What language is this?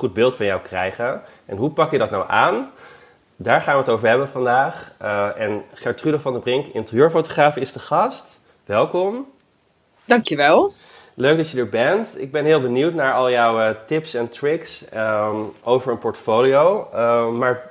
Dutch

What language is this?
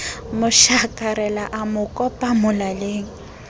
Southern Sotho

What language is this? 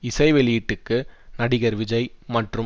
Tamil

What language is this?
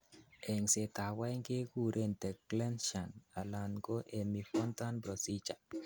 Kalenjin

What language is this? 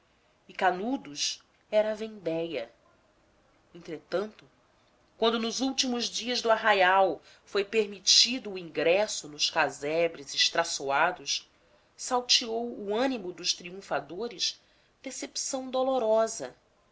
Portuguese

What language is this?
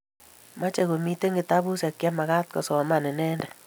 Kalenjin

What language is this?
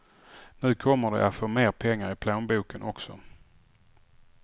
Swedish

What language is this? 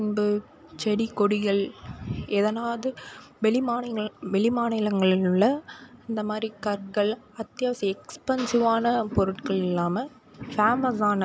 Tamil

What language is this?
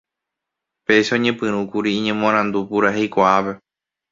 Guarani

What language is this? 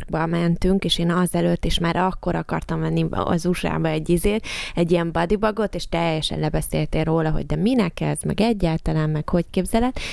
Hungarian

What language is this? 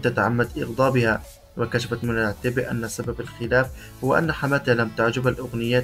Arabic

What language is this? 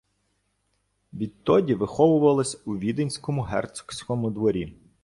Ukrainian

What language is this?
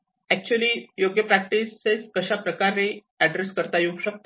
Marathi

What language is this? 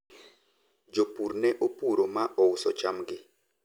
Luo (Kenya and Tanzania)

